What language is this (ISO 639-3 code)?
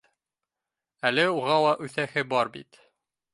bak